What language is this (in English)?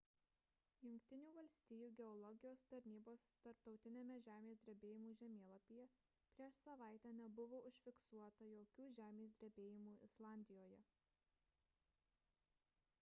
Lithuanian